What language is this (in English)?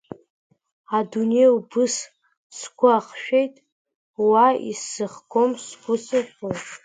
Abkhazian